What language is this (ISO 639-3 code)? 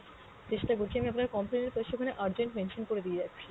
ben